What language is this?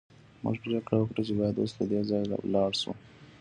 Pashto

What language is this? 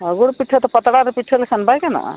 Santali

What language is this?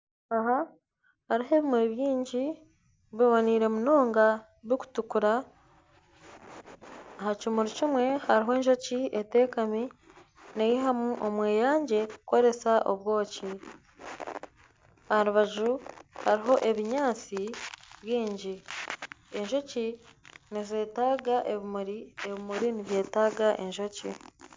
Nyankole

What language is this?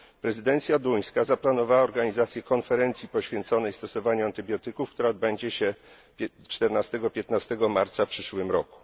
Polish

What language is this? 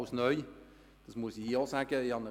Swiss German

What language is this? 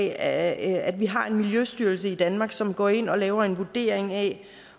Danish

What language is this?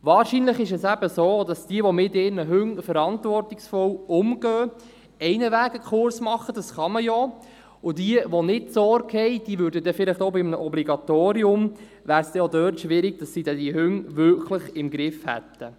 Swiss German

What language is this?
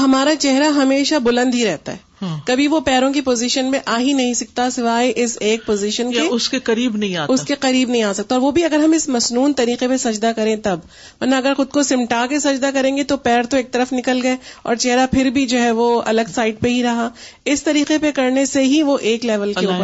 Urdu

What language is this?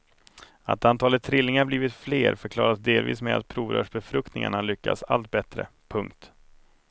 Swedish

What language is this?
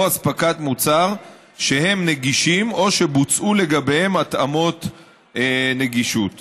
Hebrew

